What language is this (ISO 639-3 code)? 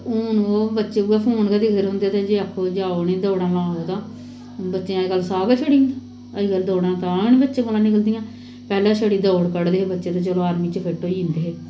doi